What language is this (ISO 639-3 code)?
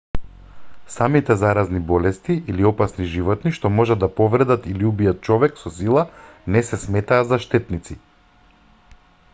mkd